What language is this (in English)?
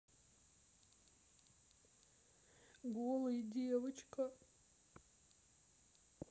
Russian